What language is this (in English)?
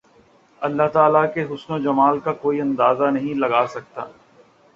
Urdu